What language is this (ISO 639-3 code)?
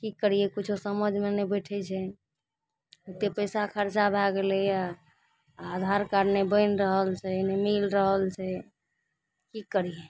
mai